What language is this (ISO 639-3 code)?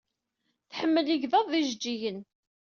kab